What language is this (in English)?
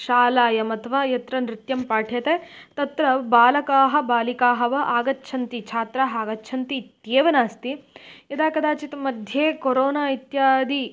Sanskrit